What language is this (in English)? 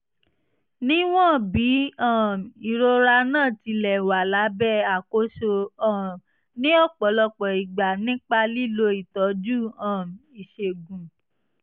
Yoruba